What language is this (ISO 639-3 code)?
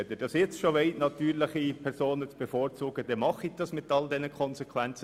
gsw